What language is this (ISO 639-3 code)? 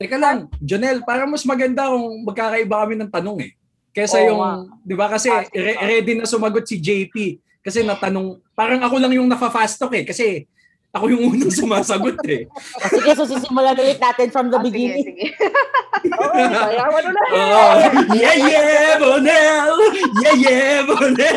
fil